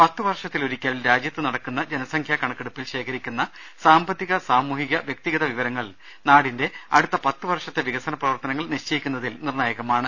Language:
Malayalam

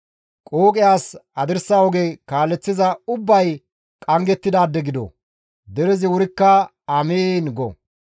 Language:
Gamo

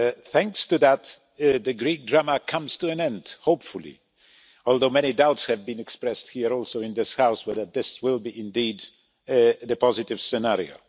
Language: English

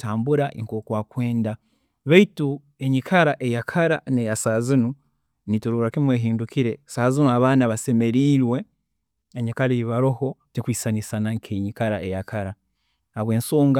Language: Tooro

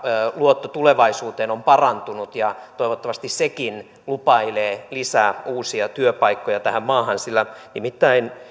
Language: Finnish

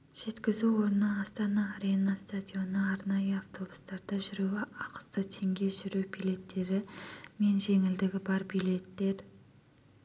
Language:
Kazakh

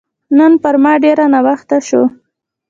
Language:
Pashto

